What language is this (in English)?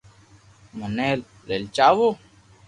Loarki